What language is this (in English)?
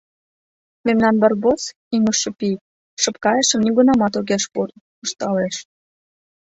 Mari